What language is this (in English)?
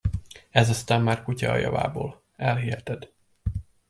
Hungarian